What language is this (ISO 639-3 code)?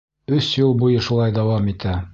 bak